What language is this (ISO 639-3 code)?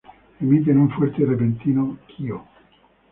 spa